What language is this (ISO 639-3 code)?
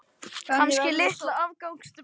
isl